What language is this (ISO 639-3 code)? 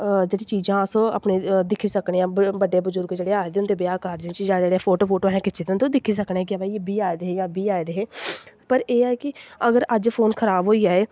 doi